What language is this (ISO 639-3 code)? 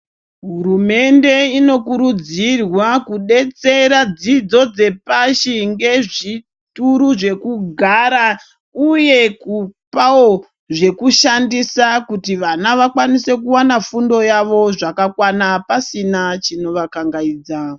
ndc